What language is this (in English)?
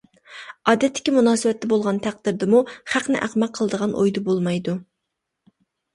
Uyghur